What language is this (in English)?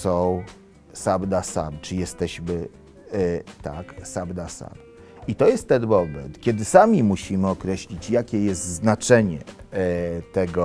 Polish